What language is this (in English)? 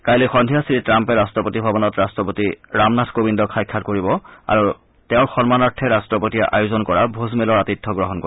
Assamese